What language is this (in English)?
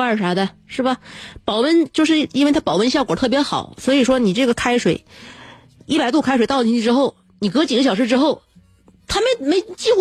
Chinese